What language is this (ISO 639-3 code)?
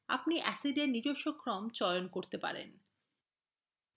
ben